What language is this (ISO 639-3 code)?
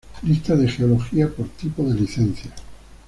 spa